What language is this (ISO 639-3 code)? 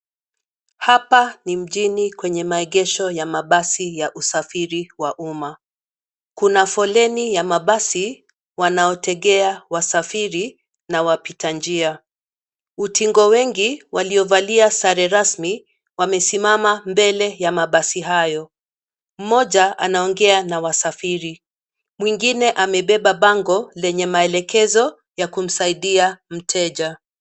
swa